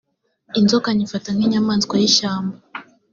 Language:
Kinyarwanda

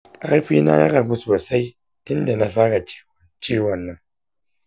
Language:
Hausa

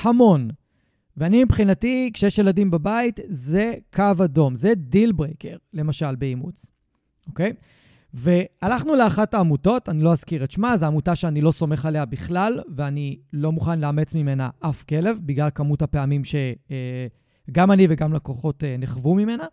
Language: Hebrew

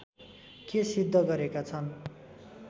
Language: Nepali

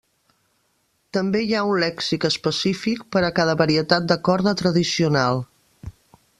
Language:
Catalan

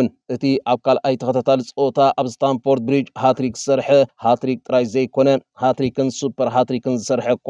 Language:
Arabic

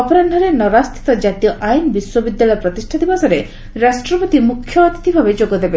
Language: Odia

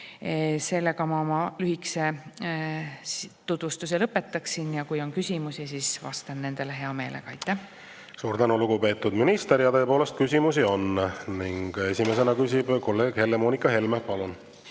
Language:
Estonian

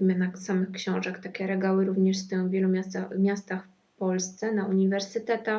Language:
Polish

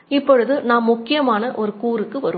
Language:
Tamil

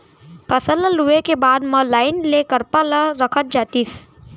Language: Chhattisgarhi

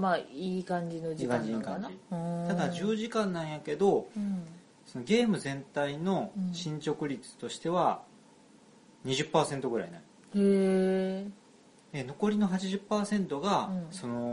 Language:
Japanese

